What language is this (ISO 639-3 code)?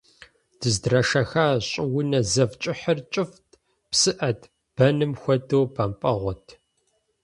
kbd